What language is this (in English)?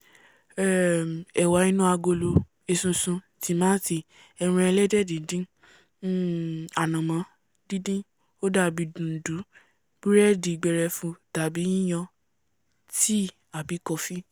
Yoruba